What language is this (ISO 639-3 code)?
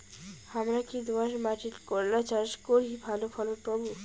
ben